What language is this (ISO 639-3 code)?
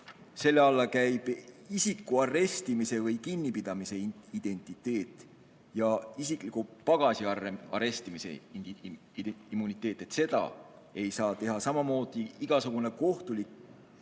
est